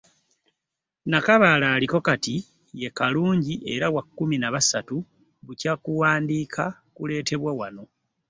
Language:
Ganda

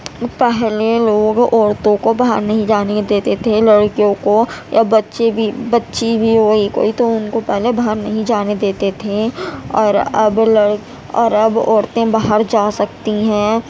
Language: Urdu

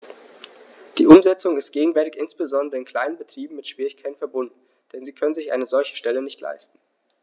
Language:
German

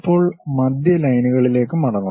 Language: Malayalam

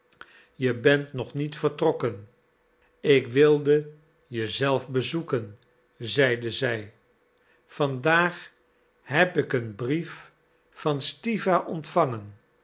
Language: Dutch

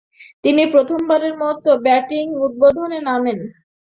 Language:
Bangla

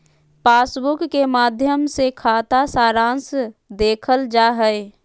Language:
Magahi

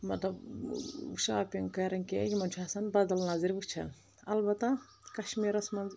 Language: Kashmiri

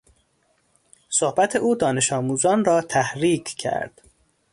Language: Persian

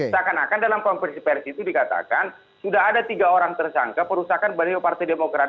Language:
Indonesian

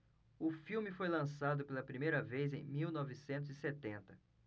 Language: Portuguese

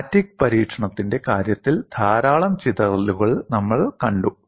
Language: Malayalam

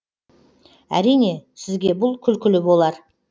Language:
Kazakh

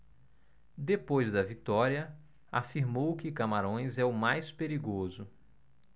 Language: Portuguese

